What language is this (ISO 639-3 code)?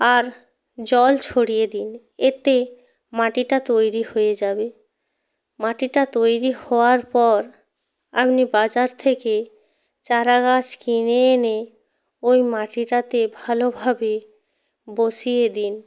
ben